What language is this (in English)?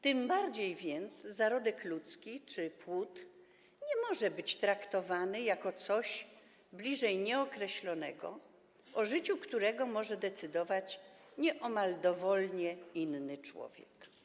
Polish